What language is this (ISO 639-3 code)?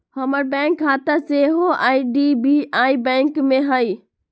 mag